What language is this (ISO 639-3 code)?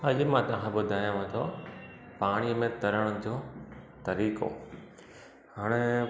snd